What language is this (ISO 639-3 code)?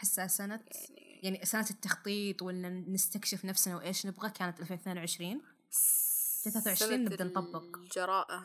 ara